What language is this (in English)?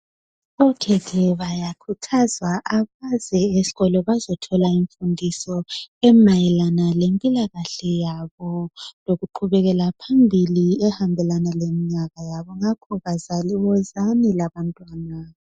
North Ndebele